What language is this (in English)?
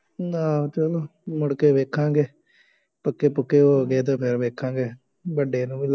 Punjabi